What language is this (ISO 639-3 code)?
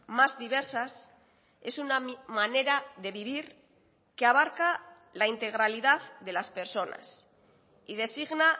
spa